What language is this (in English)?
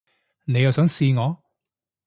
Cantonese